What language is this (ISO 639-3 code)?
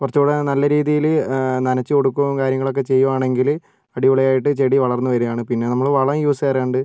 mal